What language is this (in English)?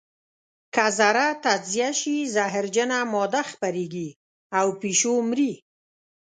Pashto